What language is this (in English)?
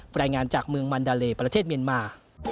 Thai